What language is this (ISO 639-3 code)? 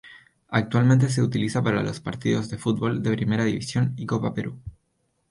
spa